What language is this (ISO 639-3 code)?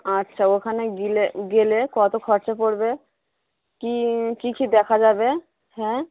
ben